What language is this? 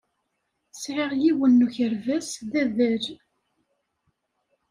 Kabyle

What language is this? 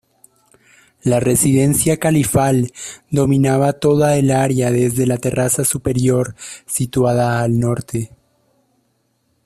Spanish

